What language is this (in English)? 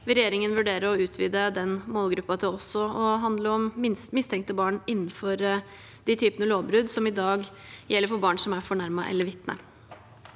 Norwegian